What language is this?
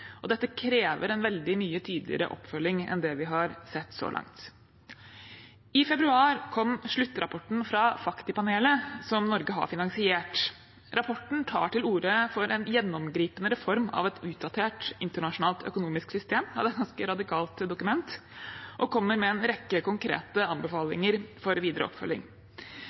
Norwegian Bokmål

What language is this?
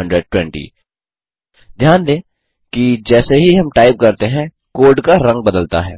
Hindi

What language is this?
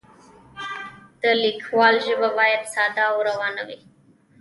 Pashto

